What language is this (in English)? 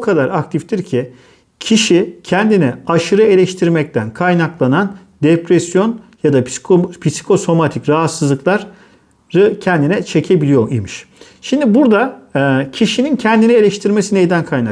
Turkish